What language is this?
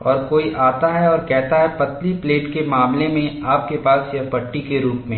Hindi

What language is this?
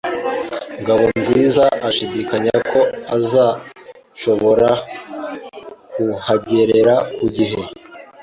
Kinyarwanda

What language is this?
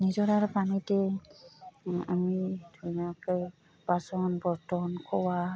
Assamese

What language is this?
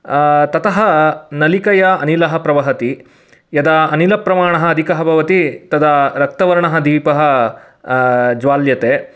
Sanskrit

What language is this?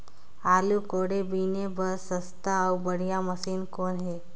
Chhattisgarhi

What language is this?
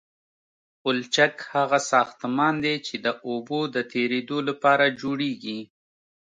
Pashto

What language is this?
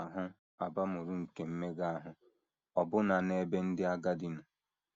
Igbo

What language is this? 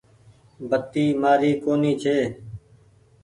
Goaria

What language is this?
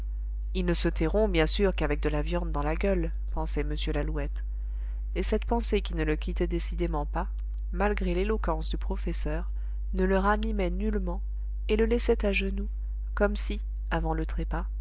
French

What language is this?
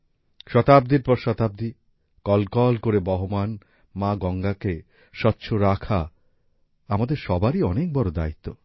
Bangla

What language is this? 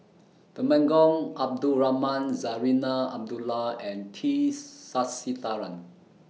English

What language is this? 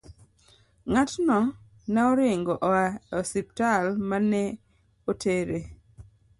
Luo (Kenya and Tanzania)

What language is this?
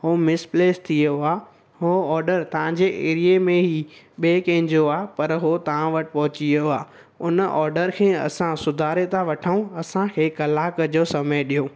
Sindhi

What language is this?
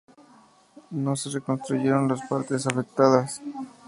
Spanish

